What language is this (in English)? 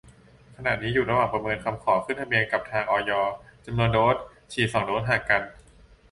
Thai